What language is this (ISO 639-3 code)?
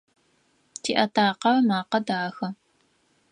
ady